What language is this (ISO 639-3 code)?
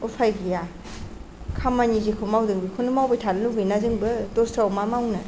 brx